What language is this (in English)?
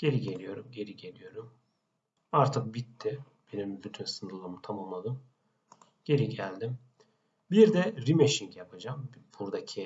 Turkish